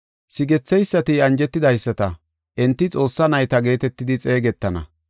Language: Gofa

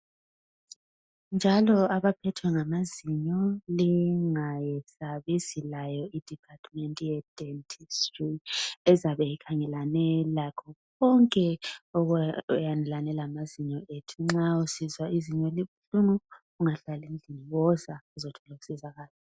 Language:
North Ndebele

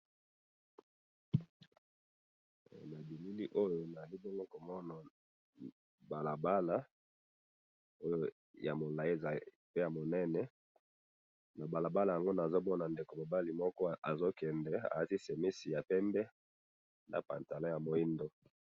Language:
Lingala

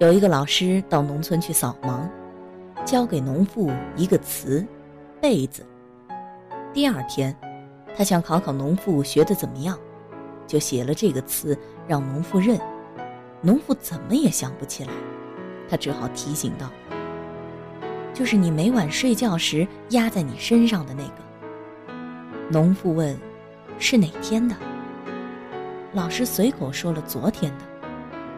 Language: Chinese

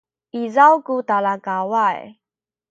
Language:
Sakizaya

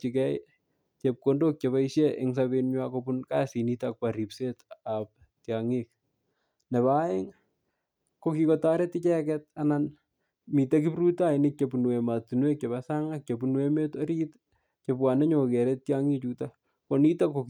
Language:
Kalenjin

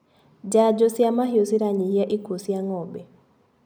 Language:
Kikuyu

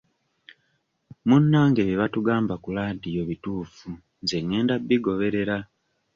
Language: Ganda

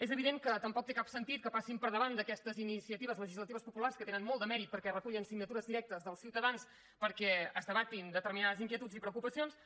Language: Catalan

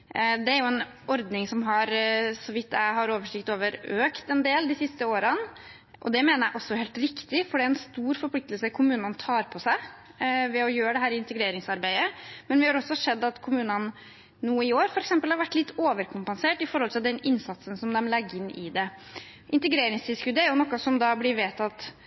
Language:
Norwegian Bokmål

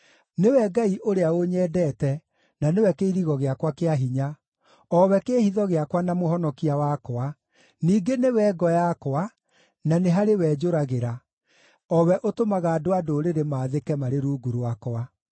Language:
Kikuyu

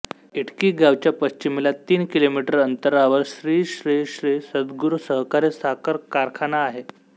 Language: Marathi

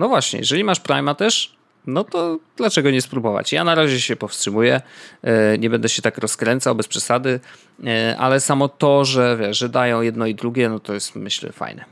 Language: Polish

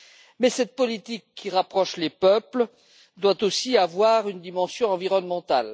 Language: French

